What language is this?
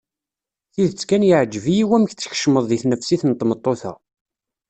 Kabyle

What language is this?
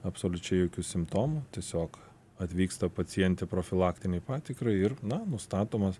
Lithuanian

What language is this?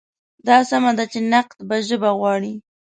Pashto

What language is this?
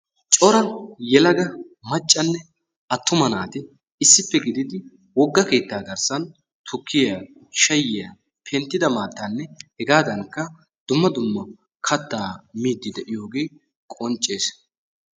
Wolaytta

